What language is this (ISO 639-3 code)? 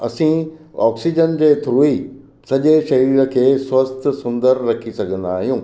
snd